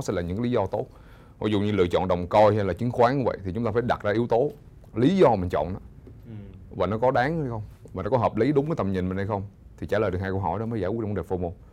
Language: Vietnamese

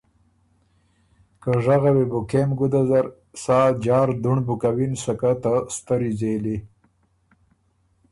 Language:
Ormuri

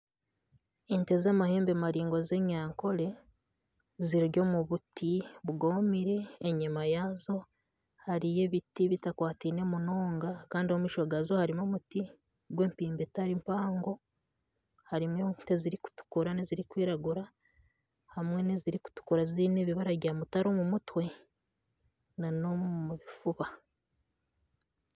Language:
Nyankole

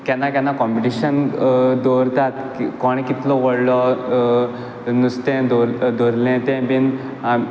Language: Konkani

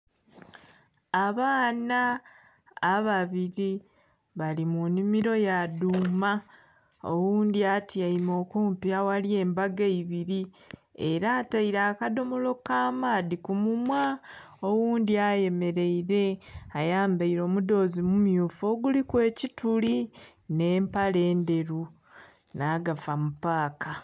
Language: Soga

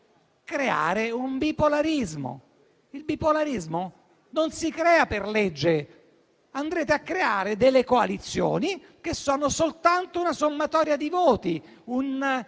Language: Italian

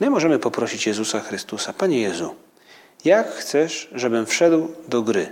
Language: Polish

